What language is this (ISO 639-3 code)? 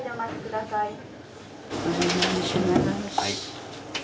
jpn